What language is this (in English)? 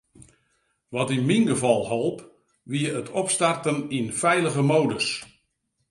Western Frisian